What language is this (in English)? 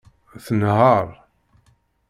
Kabyle